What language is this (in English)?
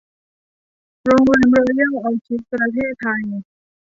Thai